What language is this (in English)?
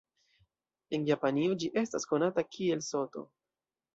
Esperanto